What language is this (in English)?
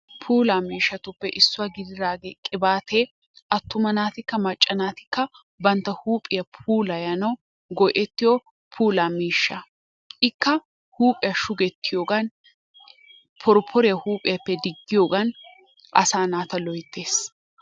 Wolaytta